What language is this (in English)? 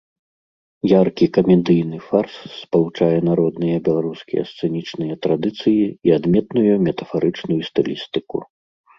Belarusian